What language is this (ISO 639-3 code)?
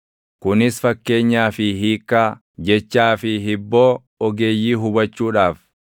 orm